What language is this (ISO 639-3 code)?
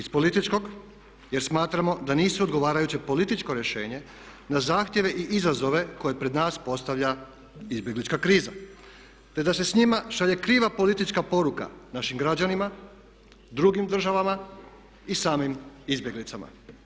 hrv